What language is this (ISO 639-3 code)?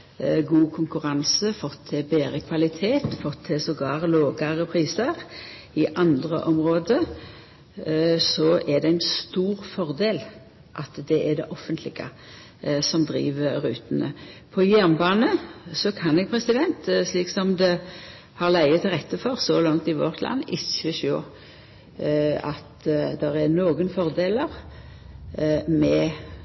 nno